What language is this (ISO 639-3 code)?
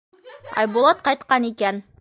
bak